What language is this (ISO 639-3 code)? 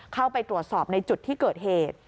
tha